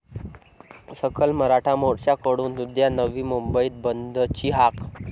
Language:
Marathi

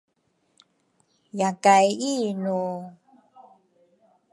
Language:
Rukai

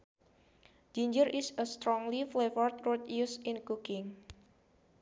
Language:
Sundanese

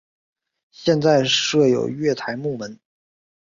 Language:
Chinese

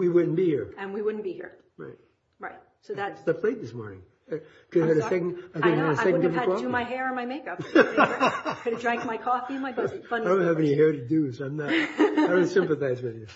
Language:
English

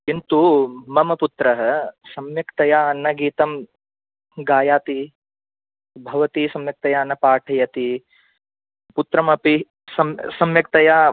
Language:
Sanskrit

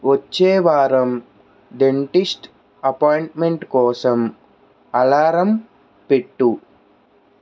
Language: Telugu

